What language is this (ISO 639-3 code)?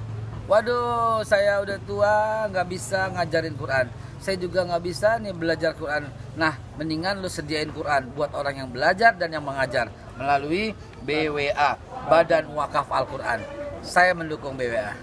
ind